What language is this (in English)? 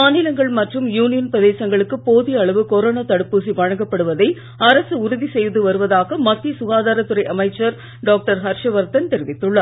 Tamil